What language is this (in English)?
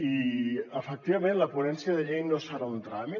Catalan